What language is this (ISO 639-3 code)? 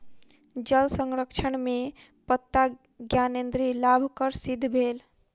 mai